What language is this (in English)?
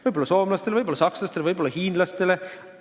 Estonian